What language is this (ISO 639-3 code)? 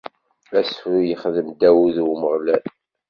kab